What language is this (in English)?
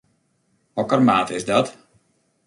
Western Frisian